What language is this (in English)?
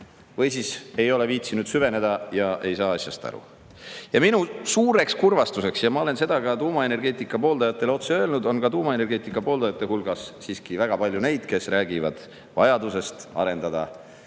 Estonian